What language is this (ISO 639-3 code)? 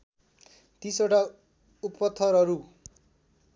nep